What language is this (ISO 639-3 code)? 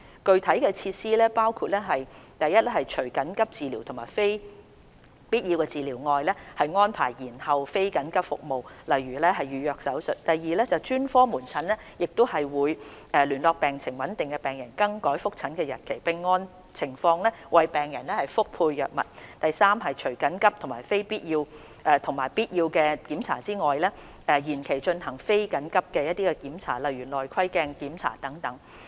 yue